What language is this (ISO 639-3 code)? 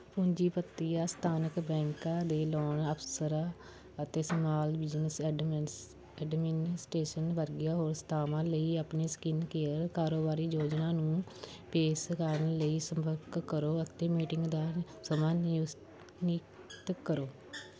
pan